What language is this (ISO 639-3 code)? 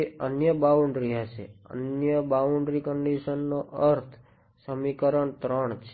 guj